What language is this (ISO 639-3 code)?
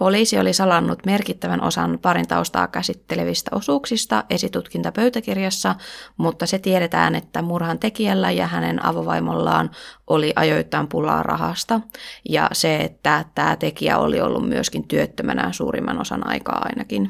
fin